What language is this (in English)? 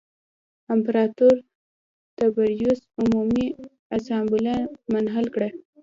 Pashto